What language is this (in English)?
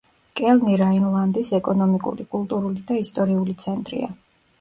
Georgian